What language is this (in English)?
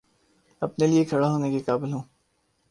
Urdu